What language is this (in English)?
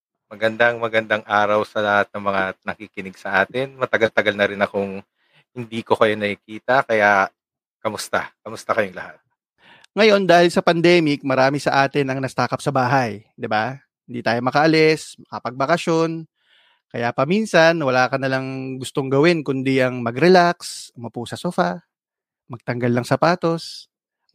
Filipino